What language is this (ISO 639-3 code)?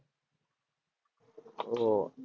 guj